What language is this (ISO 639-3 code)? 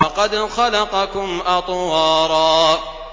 ara